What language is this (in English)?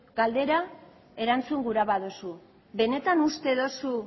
Basque